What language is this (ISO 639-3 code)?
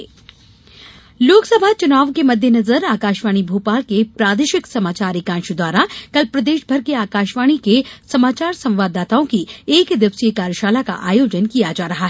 hin